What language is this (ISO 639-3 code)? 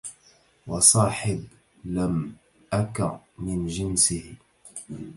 ara